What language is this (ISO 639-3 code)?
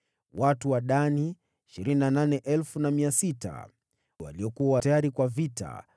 swa